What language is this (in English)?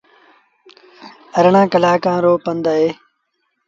Sindhi Bhil